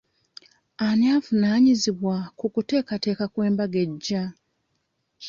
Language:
Ganda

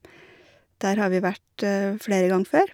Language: Norwegian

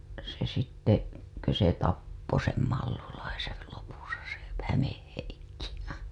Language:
Finnish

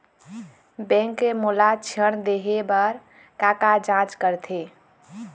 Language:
Chhattisgarhi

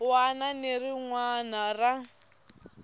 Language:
Tsonga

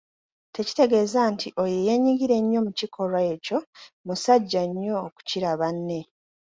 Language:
Ganda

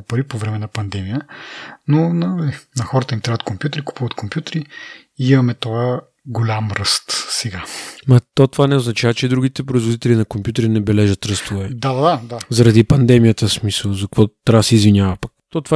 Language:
Bulgarian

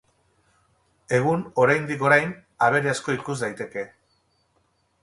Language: Basque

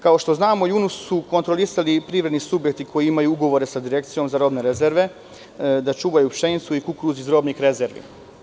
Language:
Serbian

